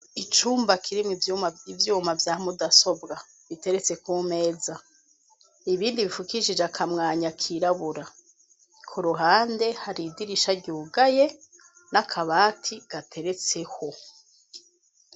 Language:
Rundi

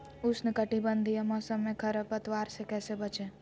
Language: Magahi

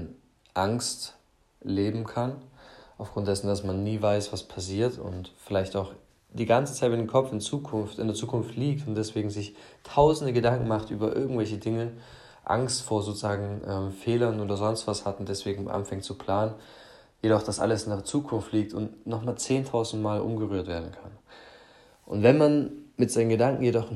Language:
German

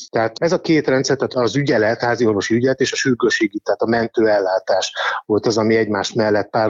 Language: Hungarian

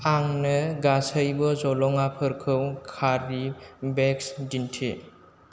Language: Bodo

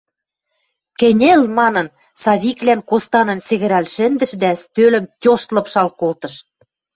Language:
Western Mari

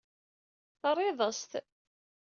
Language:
Kabyle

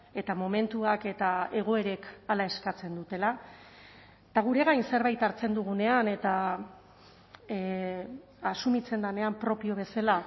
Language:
Basque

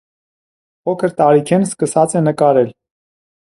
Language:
Armenian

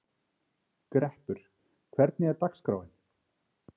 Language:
Icelandic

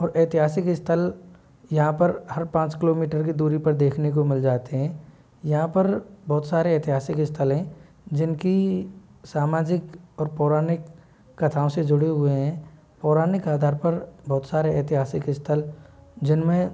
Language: Hindi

